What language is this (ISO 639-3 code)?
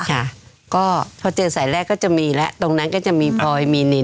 tha